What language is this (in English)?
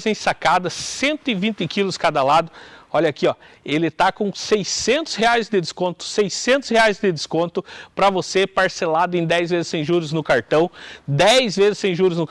Portuguese